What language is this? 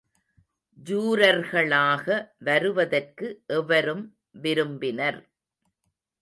Tamil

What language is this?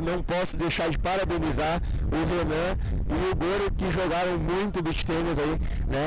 Portuguese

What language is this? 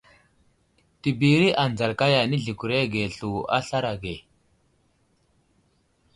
Wuzlam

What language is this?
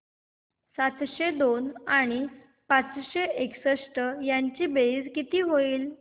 Marathi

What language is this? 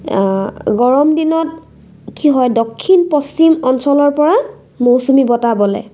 Assamese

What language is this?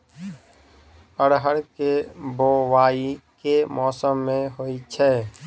Maithili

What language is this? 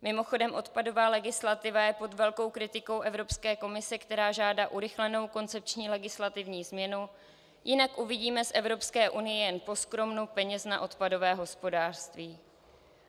Czech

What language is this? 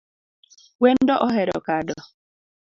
Luo (Kenya and Tanzania)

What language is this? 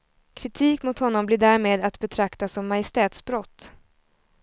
Swedish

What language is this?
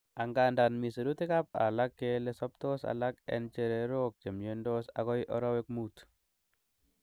Kalenjin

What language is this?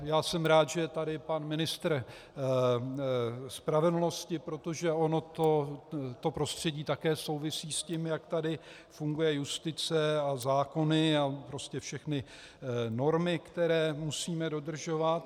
Czech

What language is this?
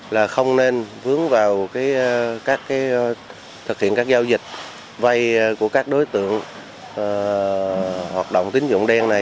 Vietnamese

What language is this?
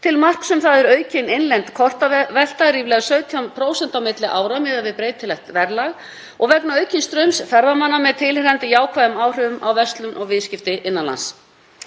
Icelandic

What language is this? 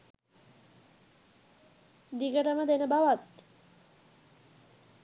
Sinhala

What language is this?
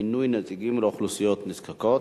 Hebrew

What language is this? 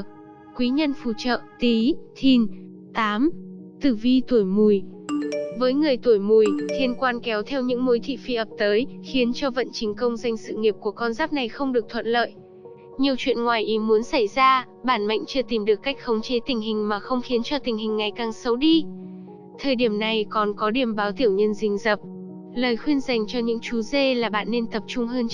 Vietnamese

